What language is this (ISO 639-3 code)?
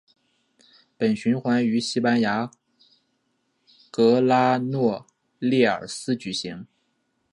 zho